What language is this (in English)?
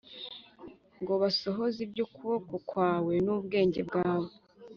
Kinyarwanda